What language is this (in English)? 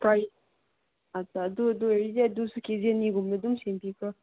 Manipuri